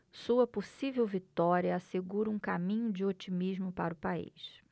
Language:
Portuguese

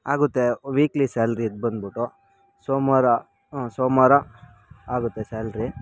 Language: Kannada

